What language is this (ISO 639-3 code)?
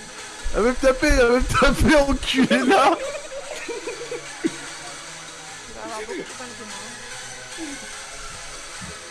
fra